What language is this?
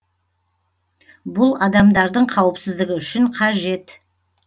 Kazakh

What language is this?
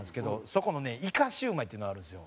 Japanese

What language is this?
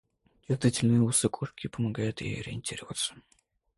Russian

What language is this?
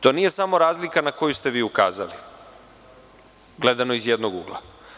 Serbian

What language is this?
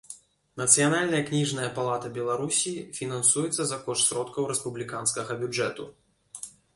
Belarusian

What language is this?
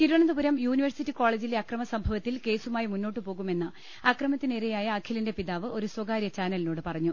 Malayalam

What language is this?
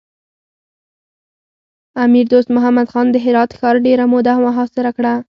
Pashto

